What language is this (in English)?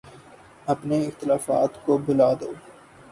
Urdu